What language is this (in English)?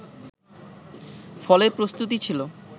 Bangla